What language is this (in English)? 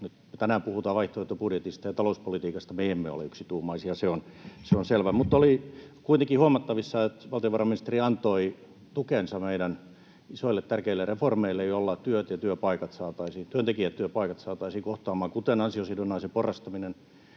Finnish